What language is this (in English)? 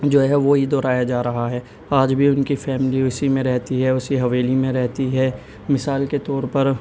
Urdu